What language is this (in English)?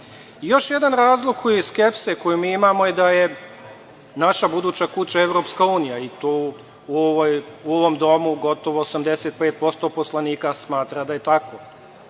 Serbian